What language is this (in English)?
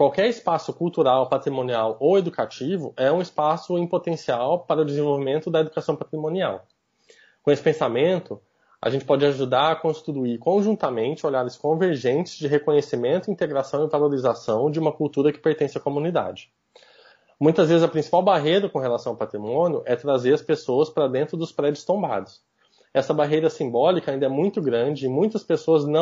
Portuguese